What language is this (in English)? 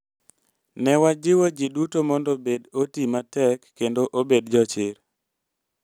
Luo (Kenya and Tanzania)